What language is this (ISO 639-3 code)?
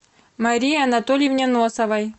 rus